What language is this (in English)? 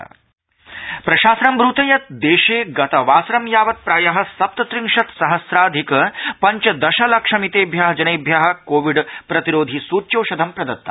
Sanskrit